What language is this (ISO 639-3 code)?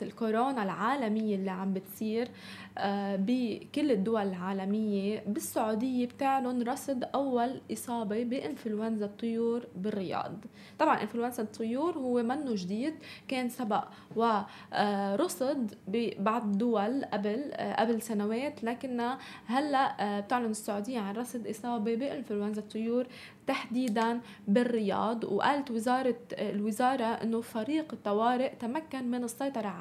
ara